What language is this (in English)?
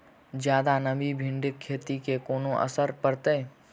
Maithili